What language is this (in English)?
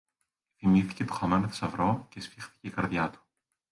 Greek